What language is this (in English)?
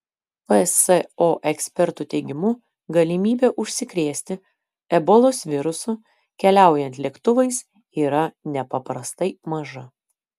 Lithuanian